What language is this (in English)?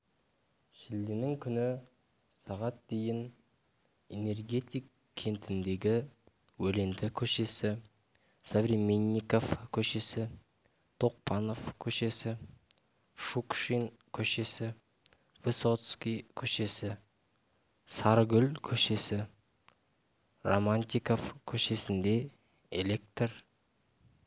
Kazakh